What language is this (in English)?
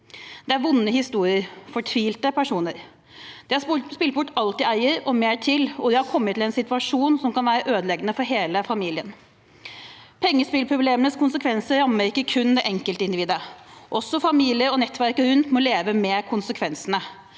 Norwegian